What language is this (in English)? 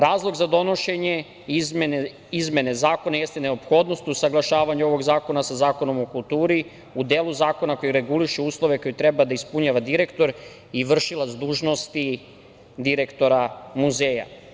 Serbian